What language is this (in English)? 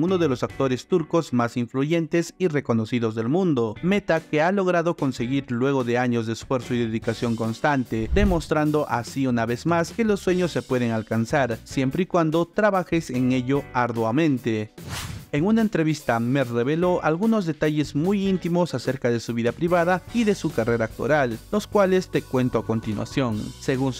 Spanish